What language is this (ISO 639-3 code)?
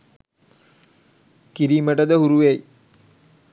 sin